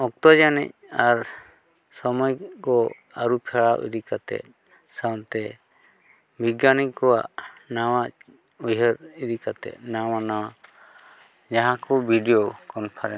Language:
Santali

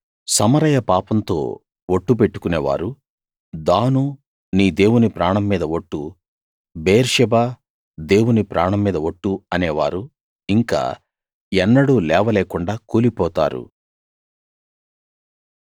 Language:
Telugu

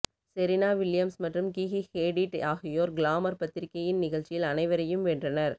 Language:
Tamil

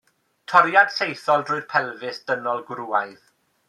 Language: Welsh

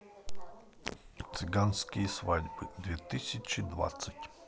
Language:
Russian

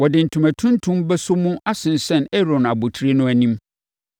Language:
Akan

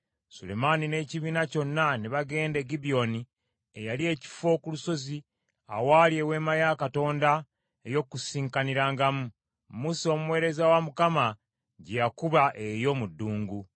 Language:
Ganda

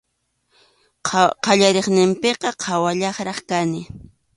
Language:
Arequipa-La Unión Quechua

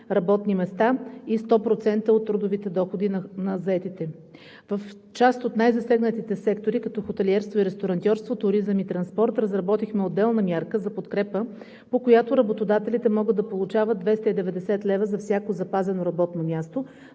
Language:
Bulgarian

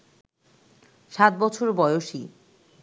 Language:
Bangla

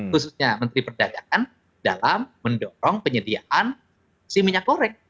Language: Indonesian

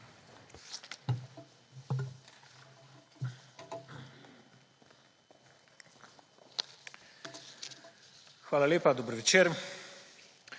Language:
Slovenian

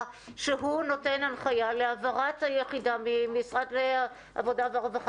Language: Hebrew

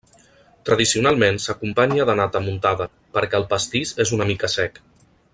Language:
Catalan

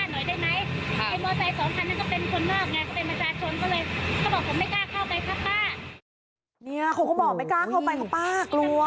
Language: Thai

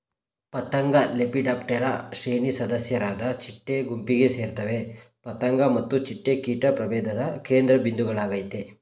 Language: Kannada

